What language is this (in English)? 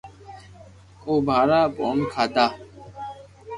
Loarki